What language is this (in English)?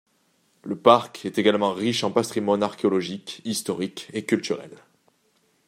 French